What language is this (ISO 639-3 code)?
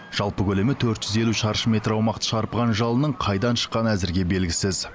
kaz